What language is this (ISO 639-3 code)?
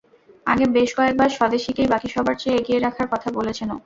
ben